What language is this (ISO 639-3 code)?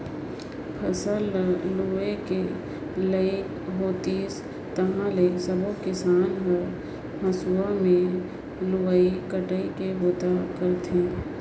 hne